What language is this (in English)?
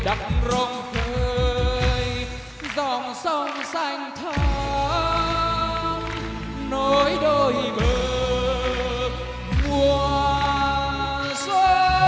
Vietnamese